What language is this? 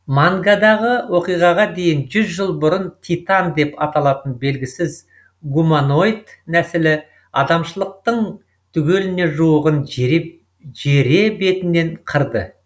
Kazakh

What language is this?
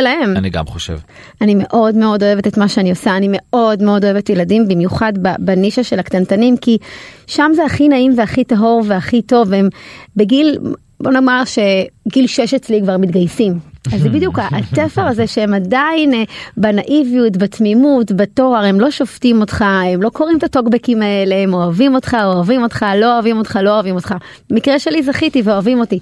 Hebrew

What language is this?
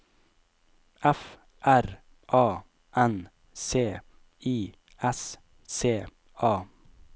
Norwegian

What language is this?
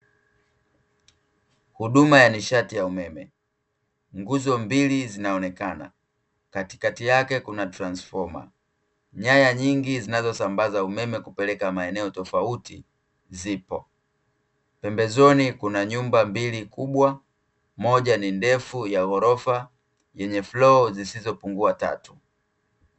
Swahili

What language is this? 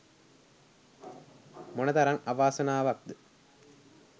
Sinhala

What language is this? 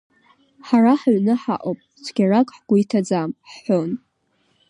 Abkhazian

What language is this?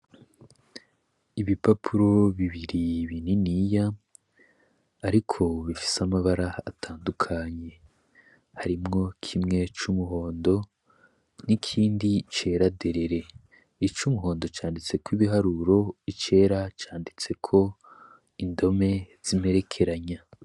Rundi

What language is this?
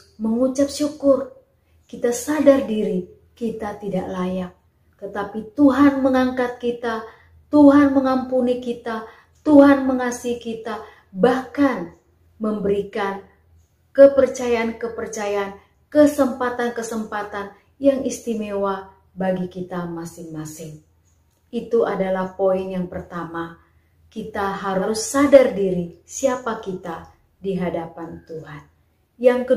Indonesian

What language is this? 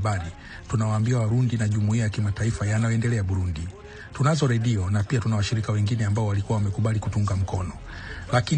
Swahili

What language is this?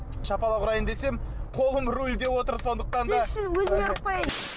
Kazakh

